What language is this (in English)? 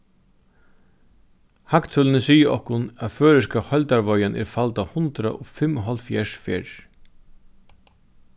Faroese